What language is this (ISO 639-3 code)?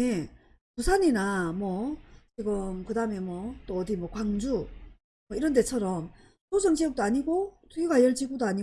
kor